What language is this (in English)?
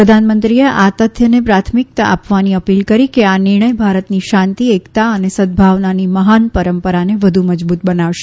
Gujarati